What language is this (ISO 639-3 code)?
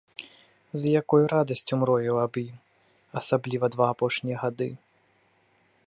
bel